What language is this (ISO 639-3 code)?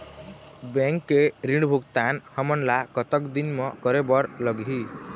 hne